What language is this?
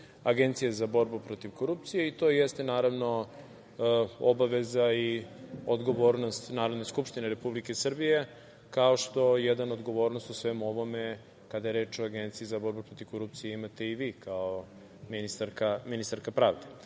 Serbian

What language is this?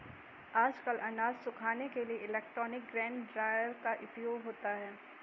Hindi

